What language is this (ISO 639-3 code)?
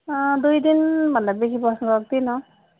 nep